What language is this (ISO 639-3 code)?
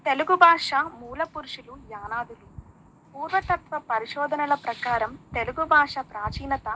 tel